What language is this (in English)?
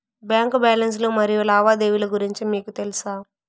Telugu